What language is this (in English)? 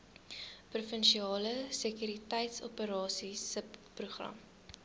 Afrikaans